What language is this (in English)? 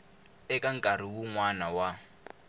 Tsonga